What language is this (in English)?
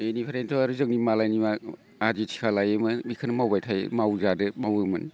Bodo